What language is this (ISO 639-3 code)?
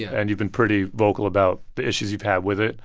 eng